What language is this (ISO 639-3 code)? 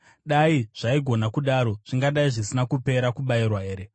sna